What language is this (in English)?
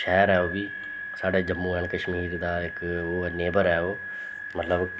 Dogri